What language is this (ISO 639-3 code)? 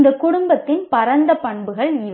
tam